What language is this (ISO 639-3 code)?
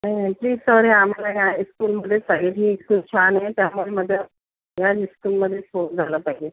mar